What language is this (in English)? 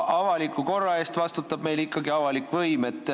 Estonian